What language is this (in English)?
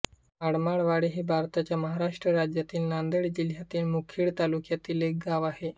Marathi